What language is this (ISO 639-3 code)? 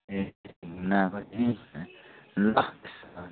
nep